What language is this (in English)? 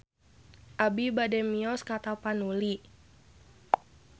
Sundanese